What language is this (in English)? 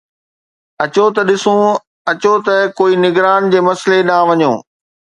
Sindhi